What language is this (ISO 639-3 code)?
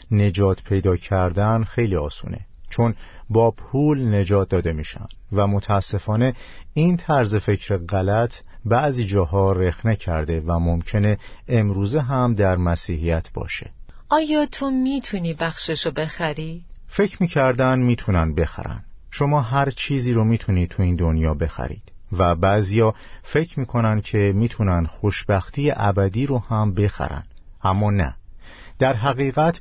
fas